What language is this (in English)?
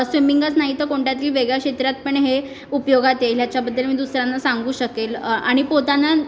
Marathi